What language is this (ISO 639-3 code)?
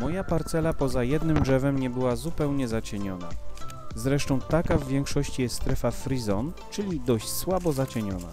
pol